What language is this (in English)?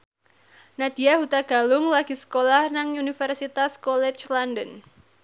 Javanese